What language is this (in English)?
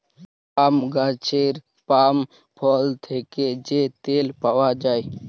Bangla